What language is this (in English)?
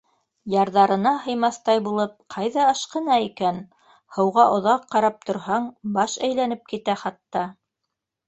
Bashkir